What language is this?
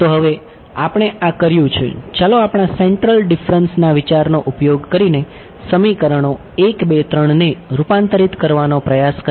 Gujarati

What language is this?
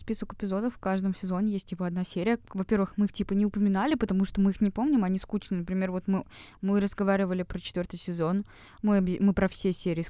Russian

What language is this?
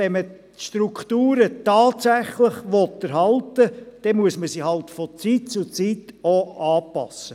Swiss German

